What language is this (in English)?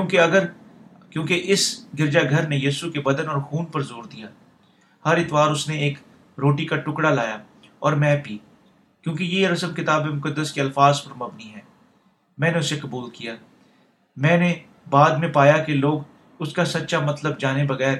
Urdu